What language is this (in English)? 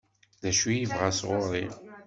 Kabyle